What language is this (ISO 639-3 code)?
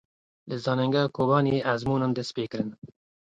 kur